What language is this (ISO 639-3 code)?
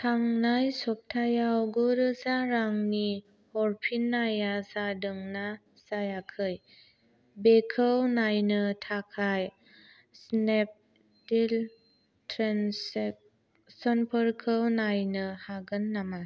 brx